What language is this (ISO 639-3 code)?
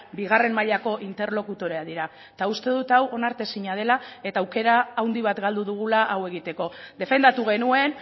eus